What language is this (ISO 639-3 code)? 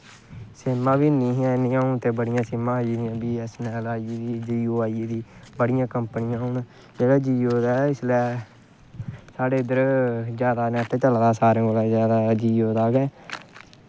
doi